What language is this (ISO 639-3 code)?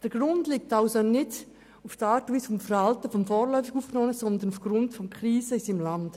gsw